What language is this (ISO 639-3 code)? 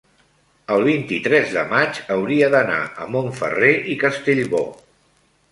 cat